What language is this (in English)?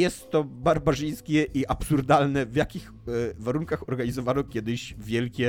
Polish